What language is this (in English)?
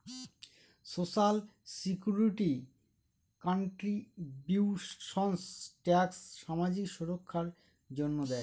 Bangla